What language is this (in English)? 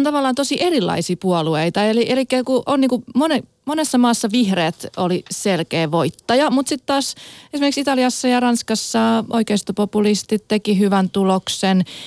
Finnish